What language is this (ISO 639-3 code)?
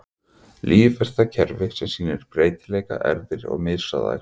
isl